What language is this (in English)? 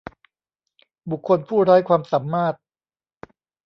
Thai